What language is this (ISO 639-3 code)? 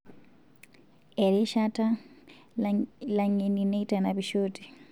mas